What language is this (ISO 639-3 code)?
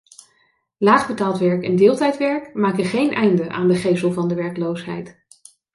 nld